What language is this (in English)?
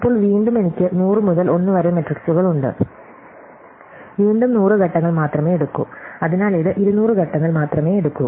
Malayalam